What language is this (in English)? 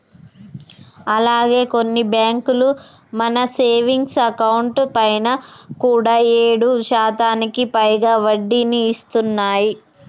Telugu